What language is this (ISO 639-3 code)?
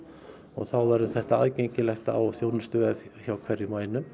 isl